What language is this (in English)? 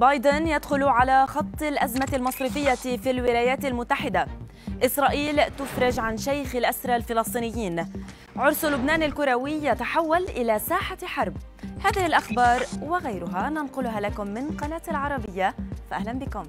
Arabic